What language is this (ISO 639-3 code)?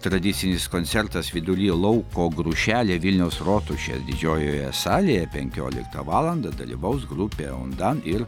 lit